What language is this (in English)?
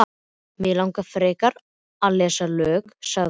Icelandic